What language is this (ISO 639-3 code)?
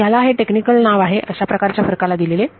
mar